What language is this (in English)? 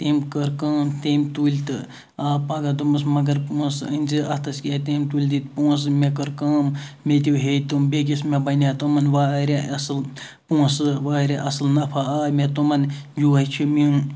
Kashmiri